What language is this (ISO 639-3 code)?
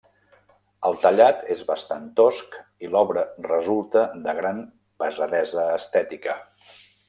cat